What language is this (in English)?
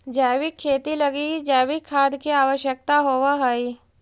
Magahi